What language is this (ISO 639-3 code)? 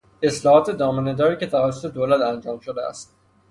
fas